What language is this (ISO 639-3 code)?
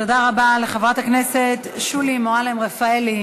heb